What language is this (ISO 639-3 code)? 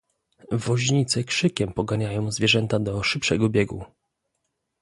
pol